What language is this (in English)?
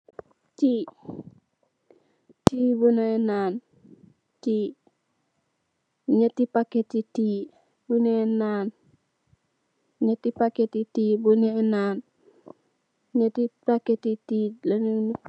Wolof